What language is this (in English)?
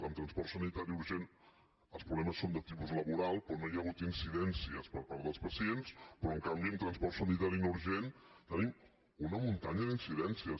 Catalan